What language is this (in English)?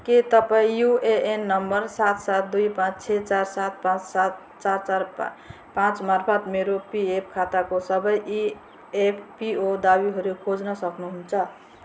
Nepali